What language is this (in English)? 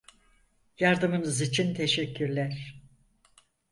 Turkish